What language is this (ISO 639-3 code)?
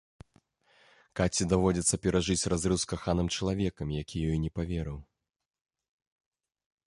bel